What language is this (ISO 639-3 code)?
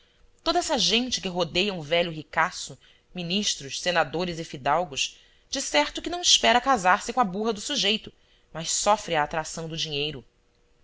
por